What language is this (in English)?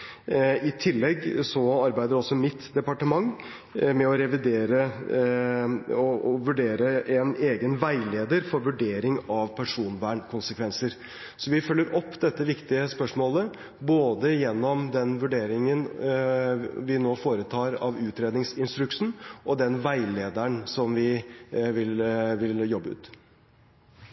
Norwegian Bokmål